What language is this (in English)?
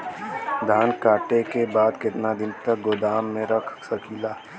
Bhojpuri